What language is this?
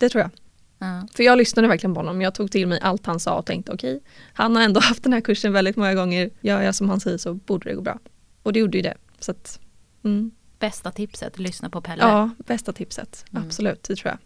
Swedish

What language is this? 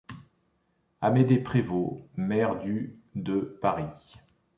French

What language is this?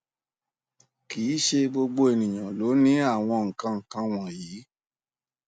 Yoruba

